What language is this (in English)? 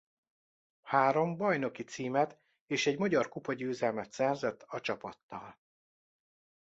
Hungarian